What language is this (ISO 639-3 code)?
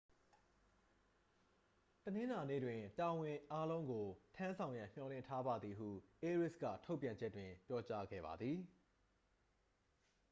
mya